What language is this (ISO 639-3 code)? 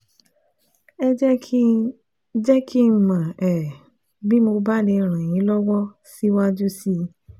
yor